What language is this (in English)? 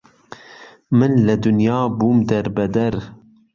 Central Kurdish